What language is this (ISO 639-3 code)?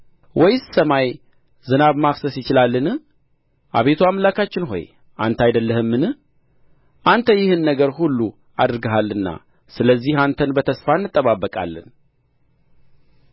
amh